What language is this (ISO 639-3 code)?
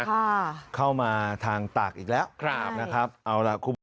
tha